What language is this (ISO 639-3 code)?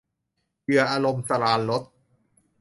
tha